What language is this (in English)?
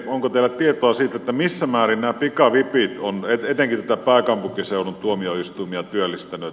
Finnish